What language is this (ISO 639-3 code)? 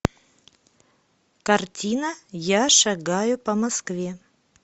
rus